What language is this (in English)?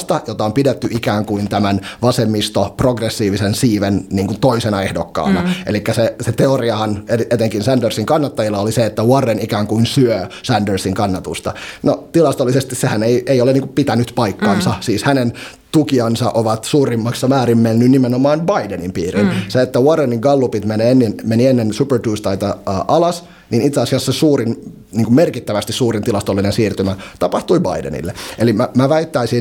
Finnish